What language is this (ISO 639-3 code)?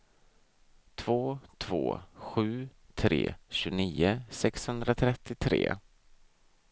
swe